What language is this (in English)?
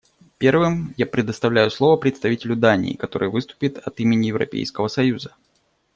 Russian